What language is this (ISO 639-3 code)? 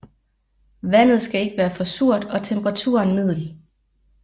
dan